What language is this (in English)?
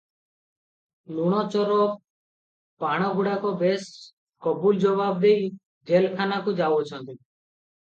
Odia